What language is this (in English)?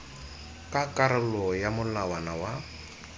Tswana